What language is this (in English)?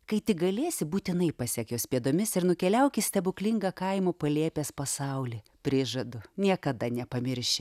Lithuanian